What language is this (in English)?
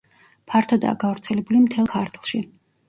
Georgian